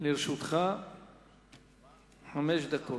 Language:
Hebrew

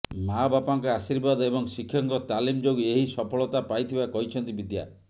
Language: Odia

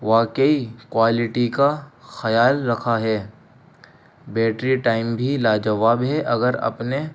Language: Urdu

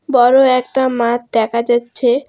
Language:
Bangla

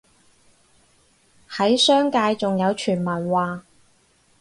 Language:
Cantonese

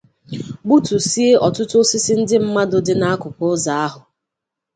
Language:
Igbo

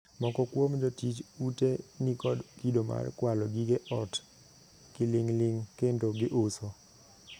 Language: Luo (Kenya and Tanzania)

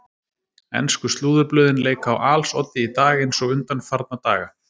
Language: Icelandic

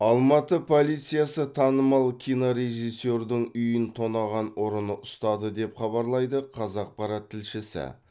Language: Kazakh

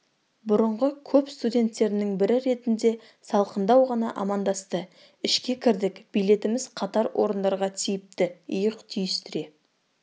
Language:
Kazakh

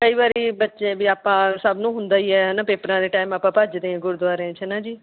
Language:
Punjabi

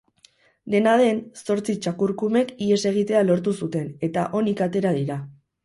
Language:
Basque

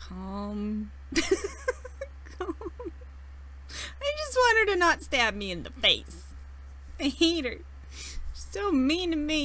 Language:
English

